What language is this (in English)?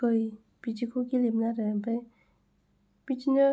Bodo